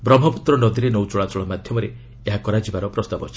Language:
Odia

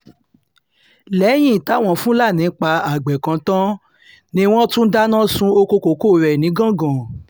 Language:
Yoruba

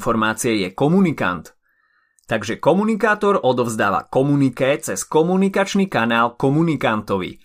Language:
Slovak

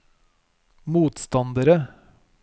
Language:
Norwegian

